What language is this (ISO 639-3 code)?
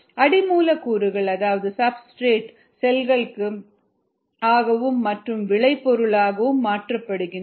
tam